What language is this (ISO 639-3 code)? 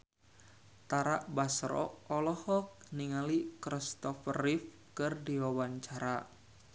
sun